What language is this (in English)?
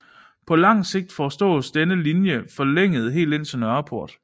Danish